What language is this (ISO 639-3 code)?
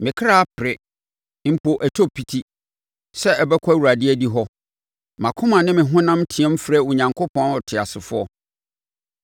aka